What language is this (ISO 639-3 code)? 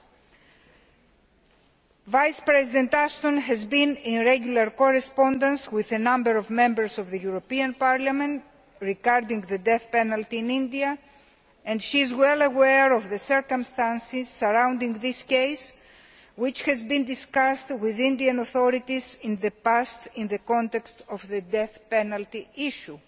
eng